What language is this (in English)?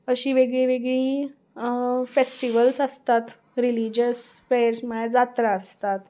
Konkani